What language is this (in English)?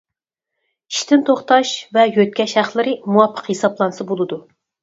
Uyghur